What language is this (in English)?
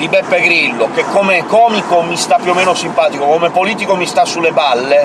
Italian